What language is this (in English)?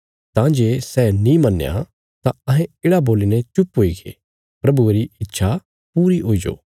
Bilaspuri